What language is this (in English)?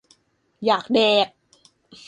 Thai